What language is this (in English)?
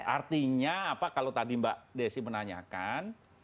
Indonesian